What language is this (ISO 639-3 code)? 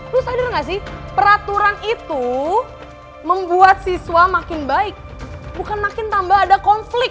ind